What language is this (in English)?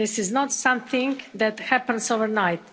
English